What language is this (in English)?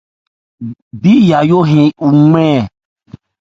Ebrié